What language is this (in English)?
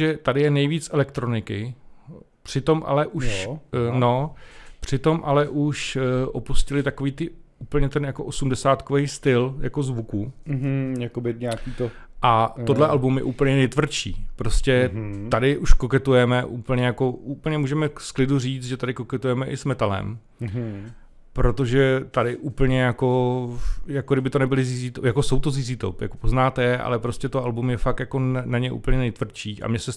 Czech